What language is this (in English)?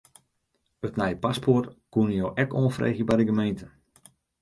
Western Frisian